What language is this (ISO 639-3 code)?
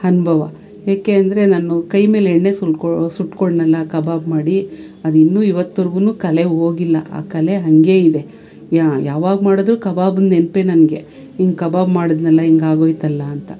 kan